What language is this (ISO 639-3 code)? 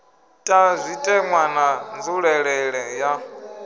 ven